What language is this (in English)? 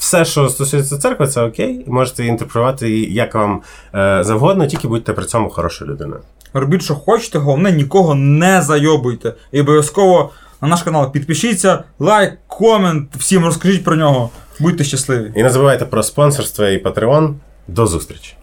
Ukrainian